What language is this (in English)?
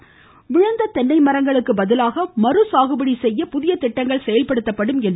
Tamil